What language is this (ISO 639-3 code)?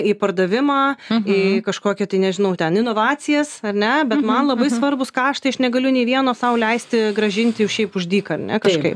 lit